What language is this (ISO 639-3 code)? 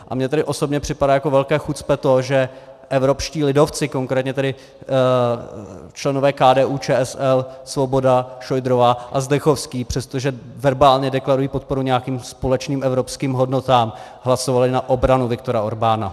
ces